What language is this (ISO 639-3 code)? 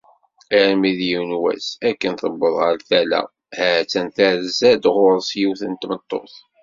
kab